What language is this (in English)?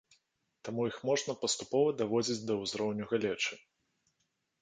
Belarusian